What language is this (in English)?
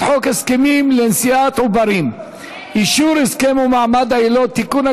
Hebrew